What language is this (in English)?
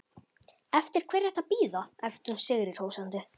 Icelandic